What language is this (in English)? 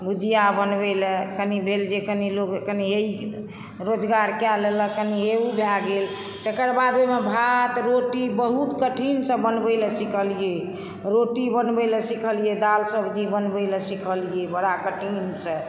Maithili